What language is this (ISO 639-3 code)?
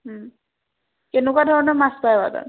asm